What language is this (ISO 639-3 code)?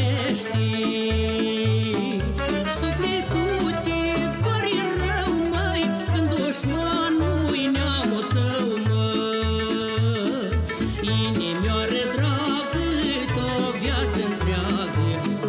ron